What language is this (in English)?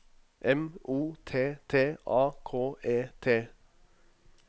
Norwegian